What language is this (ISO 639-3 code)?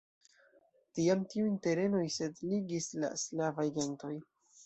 epo